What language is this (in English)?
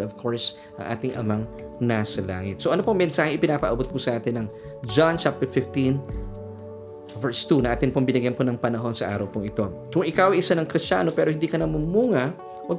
Filipino